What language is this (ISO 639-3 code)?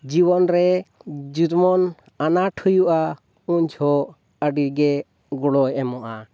sat